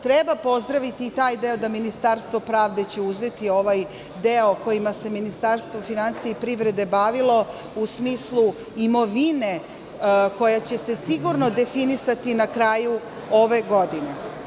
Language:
Serbian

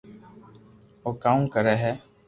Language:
Loarki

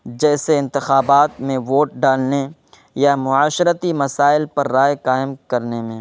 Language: Urdu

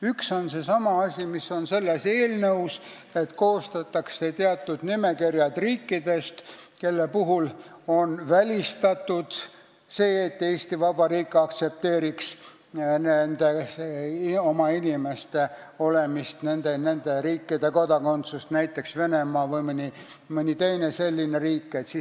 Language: Estonian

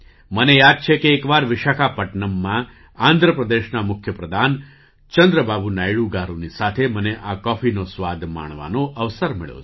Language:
Gujarati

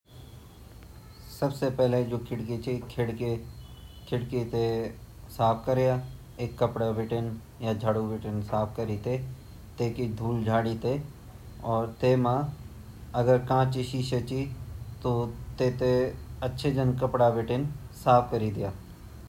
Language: Garhwali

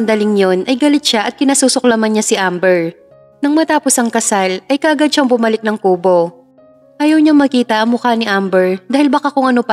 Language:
Filipino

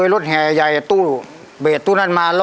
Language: Thai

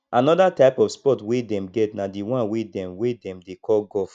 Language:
Nigerian Pidgin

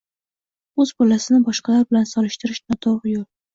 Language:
Uzbek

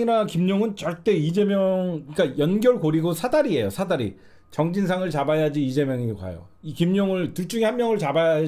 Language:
Korean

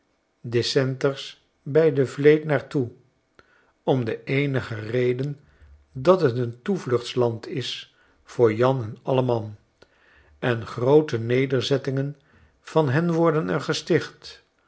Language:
Dutch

